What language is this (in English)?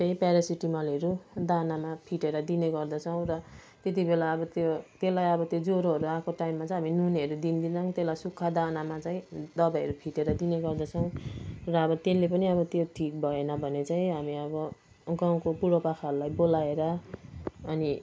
Nepali